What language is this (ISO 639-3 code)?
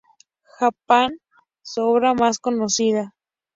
spa